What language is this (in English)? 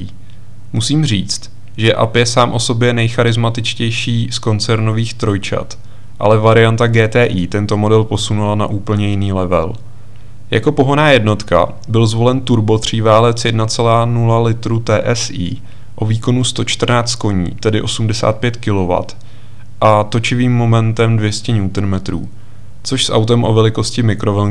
Czech